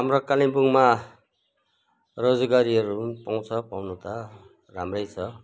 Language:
Nepali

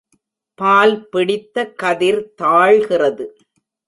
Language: Tamil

